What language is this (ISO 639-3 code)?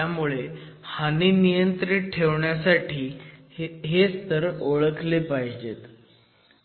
mar